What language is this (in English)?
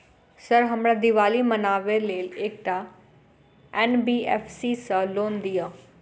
Maithili